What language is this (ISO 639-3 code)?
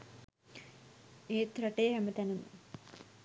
sin